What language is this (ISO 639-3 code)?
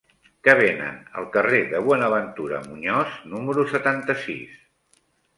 cat